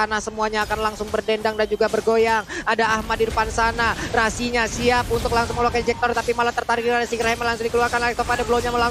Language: Indonesian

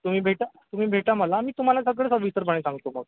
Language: Marathi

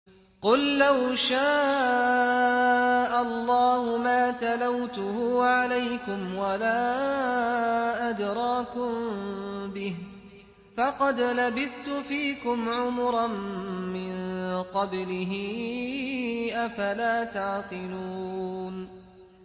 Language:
Arabic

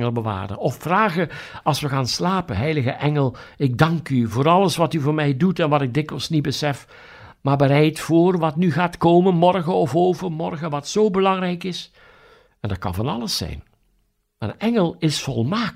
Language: Dutch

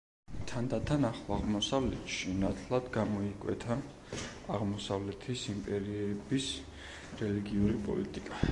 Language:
Georgian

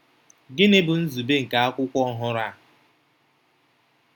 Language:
Igbo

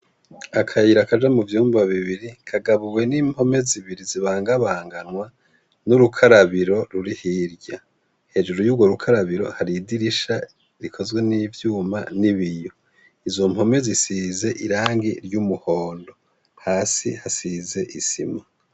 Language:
Rundi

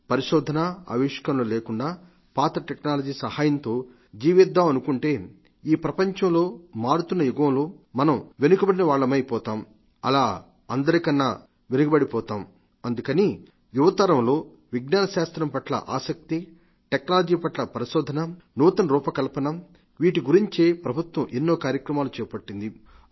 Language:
Telugu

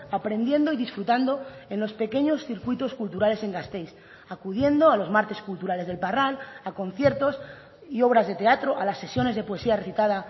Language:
Spanish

